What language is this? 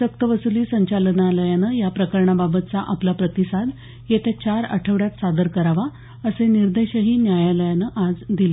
Marathi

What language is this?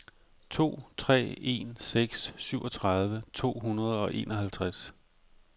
Danish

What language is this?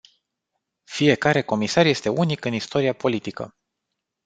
Romanian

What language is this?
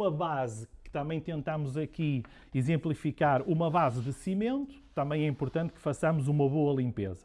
Portuguese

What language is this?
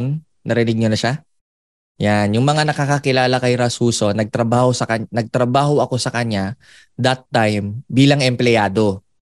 Filipino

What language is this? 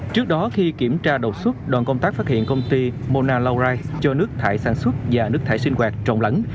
Vietnamese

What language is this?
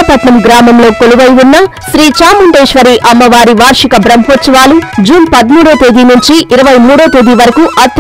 Telugu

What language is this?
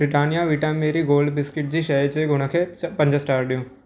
Sindhi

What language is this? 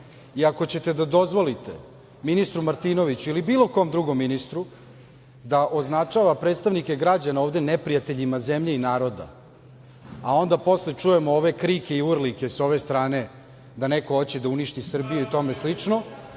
Serbian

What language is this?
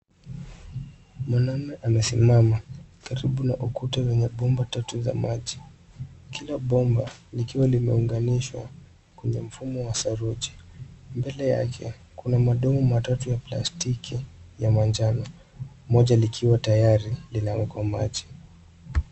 Swahili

